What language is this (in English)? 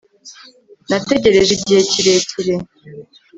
Kinyarwanda